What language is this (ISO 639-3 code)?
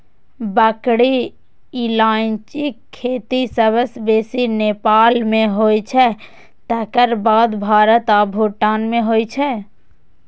mai